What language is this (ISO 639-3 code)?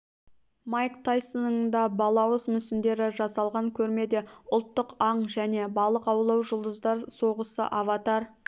kaz